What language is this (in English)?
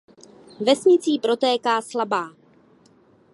Czech